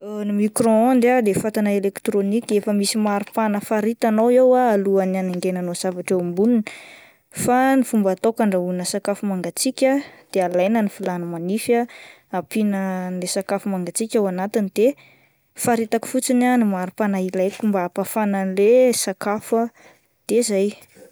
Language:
Malagasy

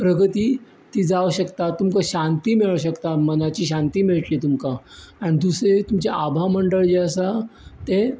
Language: Konkani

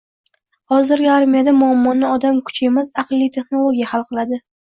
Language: Uzbek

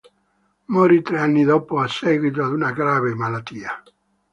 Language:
Italian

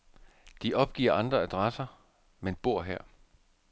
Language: Danish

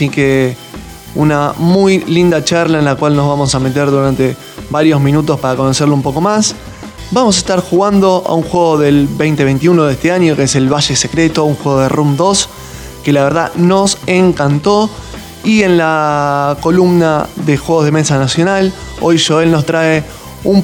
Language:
Spanish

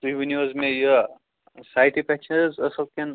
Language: Kashmiri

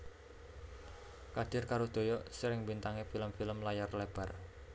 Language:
Javanese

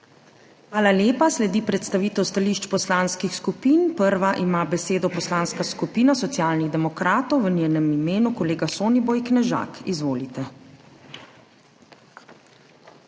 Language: Slovenian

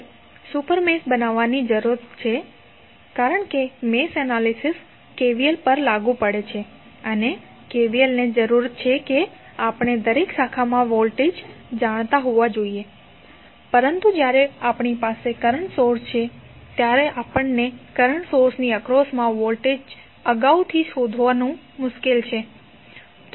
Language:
Gujarati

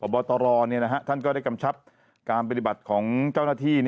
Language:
Thai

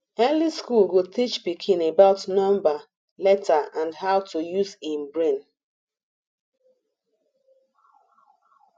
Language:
Nigerian Pidgin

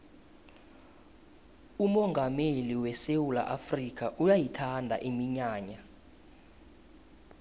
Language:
South Ndebele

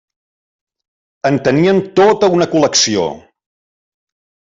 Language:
Catalan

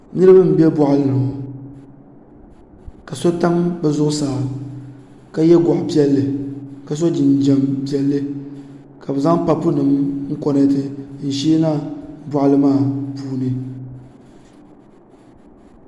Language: Dagbani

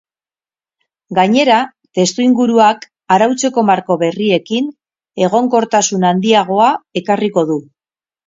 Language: Basque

